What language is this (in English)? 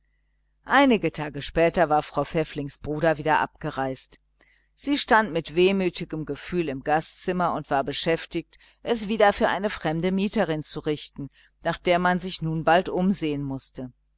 German